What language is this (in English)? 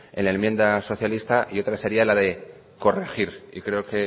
Spanish